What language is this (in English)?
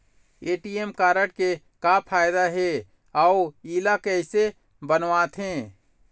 Chhattisgarhi